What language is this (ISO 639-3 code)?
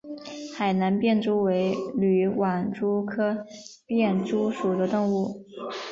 zho